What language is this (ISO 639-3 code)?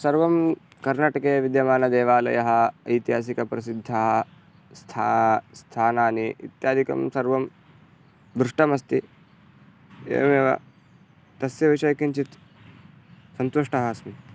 san